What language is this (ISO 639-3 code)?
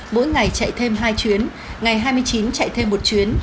vie